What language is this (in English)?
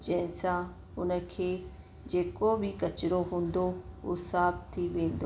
Sindhi